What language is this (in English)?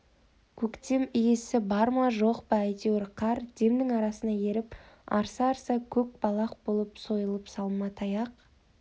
Kazakh